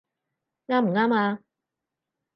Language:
Cantonese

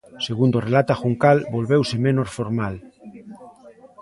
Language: Galician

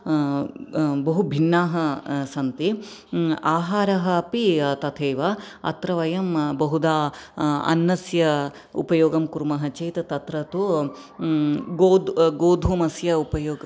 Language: Sanskrit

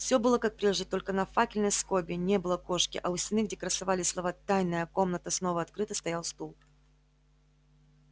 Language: Russian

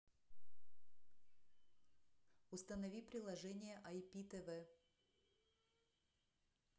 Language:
Russian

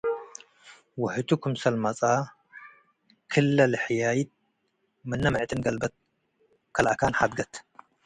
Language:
Tigre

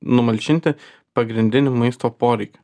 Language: Lithuanian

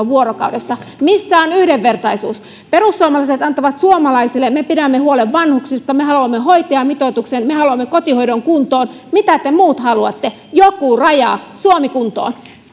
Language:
Finnish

